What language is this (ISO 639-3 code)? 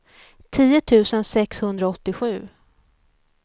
swe